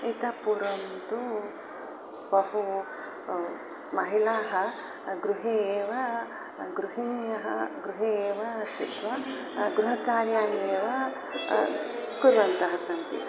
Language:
Sanskrit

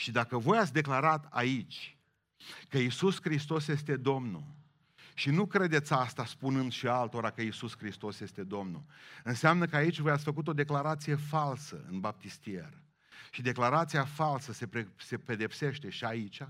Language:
Romanian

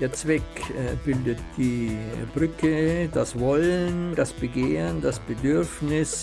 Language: German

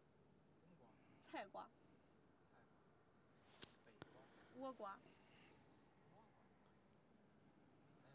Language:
Chinese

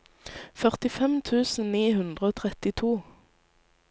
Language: Norwegian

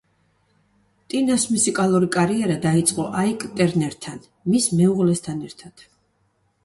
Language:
Georgian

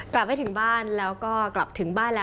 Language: Thai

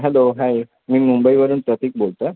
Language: Marathi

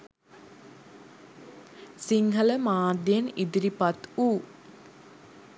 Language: Sinhala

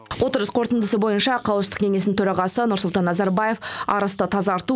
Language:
Kazakh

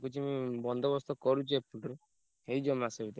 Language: Odia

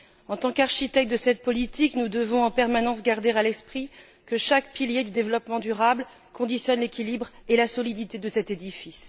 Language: French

